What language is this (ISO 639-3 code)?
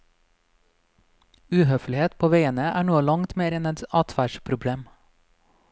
nor